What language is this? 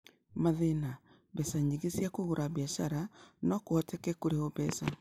Kikuyu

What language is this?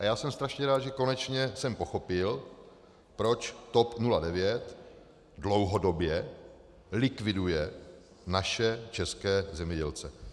Czech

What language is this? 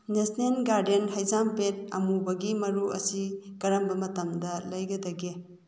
Manipuri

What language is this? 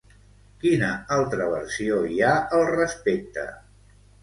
Catalan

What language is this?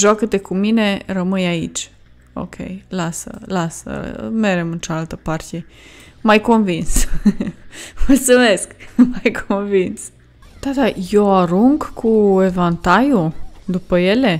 Romanian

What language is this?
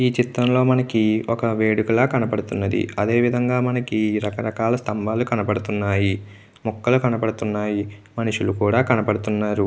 Telugu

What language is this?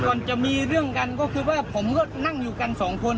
Thai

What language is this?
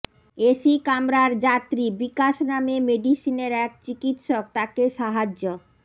Bangla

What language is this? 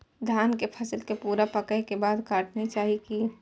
Maithili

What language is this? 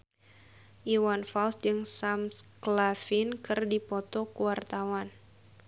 Sundanese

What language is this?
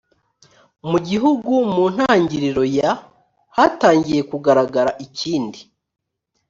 Kinyarwanda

